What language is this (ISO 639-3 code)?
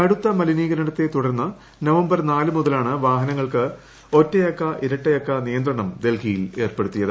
mal